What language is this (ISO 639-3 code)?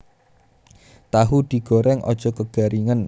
jav